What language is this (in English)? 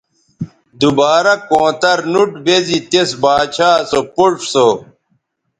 Bateri